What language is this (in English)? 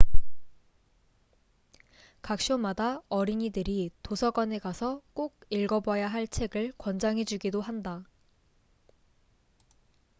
Korean